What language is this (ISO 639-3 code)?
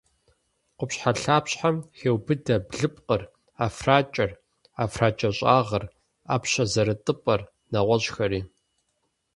kbd